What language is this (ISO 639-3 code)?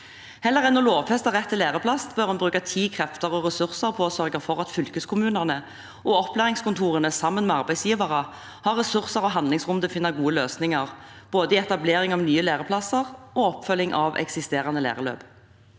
nor